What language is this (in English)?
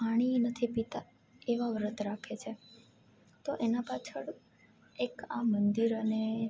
Gujarati